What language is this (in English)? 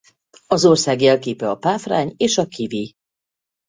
Hungarian